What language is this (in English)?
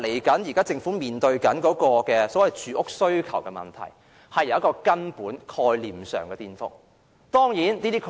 Cantonese